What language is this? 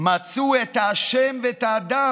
Hebrew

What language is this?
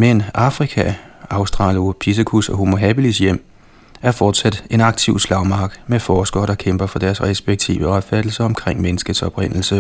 Danish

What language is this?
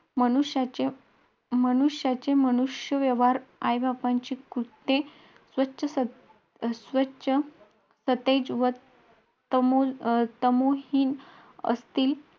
Marathi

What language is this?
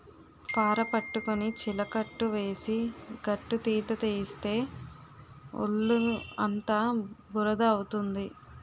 Telugu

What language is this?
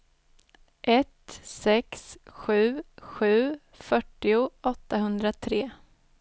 Swedish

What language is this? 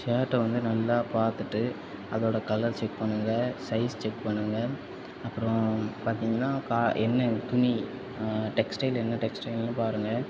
Tamil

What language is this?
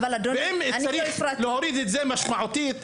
Hebrew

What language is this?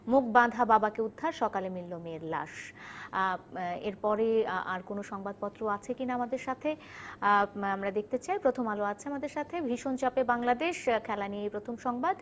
Bangla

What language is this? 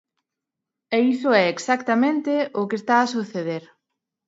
Galician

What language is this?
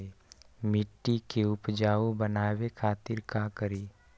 Magahi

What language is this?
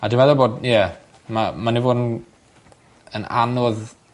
Welsh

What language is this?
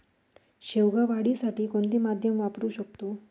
Marathi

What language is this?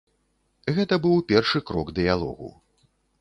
Belarusian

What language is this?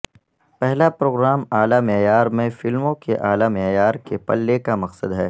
Urdu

